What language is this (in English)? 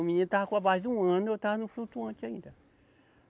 Portuguese